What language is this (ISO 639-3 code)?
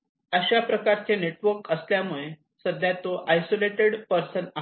mar